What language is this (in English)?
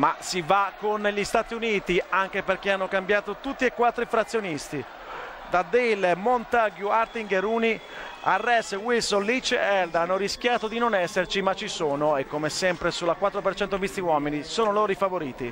Italian